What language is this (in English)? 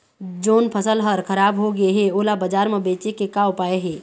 Chhattisgarhi